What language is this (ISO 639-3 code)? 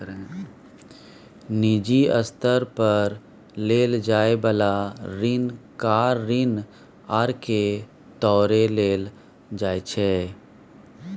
mai